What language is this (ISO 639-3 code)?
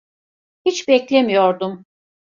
tur